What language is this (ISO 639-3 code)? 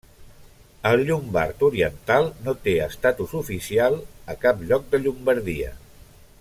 cat